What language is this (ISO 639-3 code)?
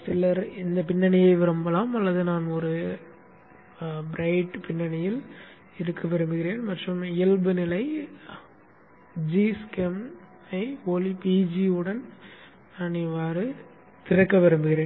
tam